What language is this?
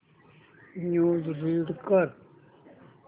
Marathi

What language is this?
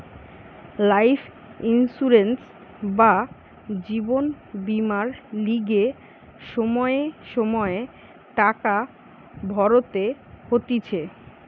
Bangla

